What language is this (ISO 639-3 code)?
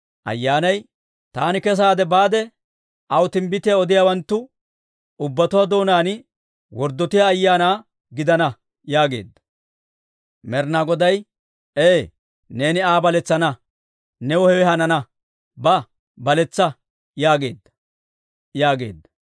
dwr